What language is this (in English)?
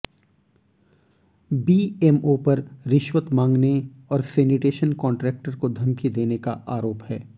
Hindi